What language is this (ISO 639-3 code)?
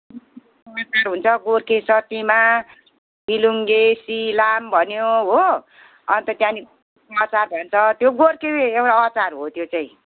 nep